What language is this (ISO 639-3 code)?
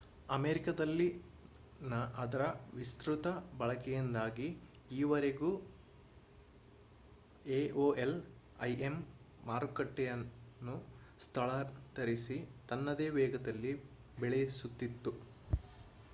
kan